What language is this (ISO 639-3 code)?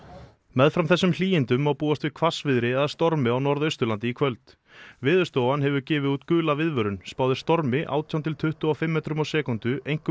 isl